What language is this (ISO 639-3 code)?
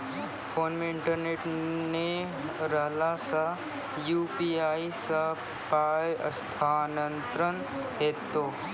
mai